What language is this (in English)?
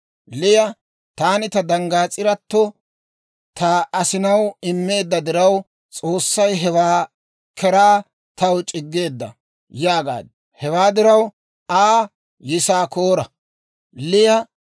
Dawro